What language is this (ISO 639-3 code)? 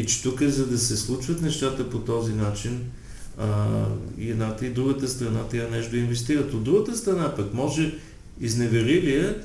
bul